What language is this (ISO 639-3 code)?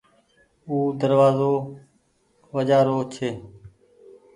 gig